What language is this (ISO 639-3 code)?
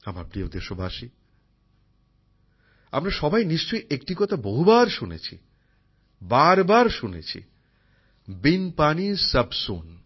ben